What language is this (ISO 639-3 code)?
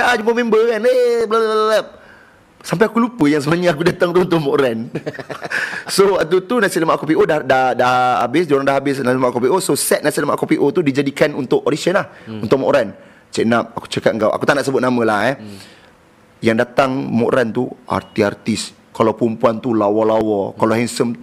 msa